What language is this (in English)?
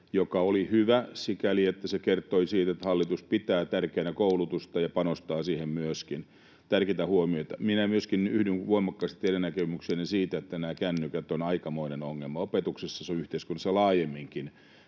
Finnish